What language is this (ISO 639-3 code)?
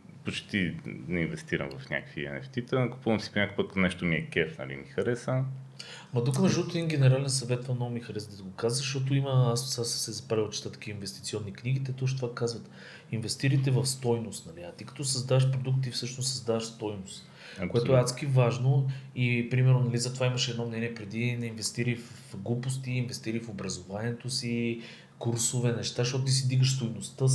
bul